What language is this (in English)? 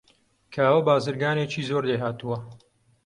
Central Kurdish